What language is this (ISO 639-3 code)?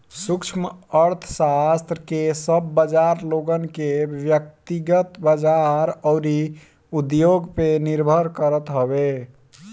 bho